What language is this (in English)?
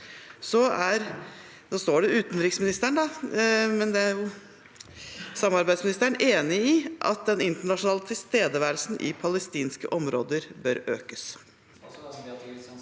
Norwegian